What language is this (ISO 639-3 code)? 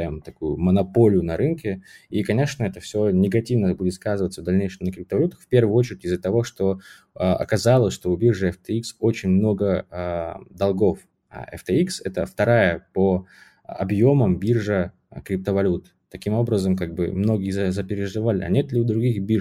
rus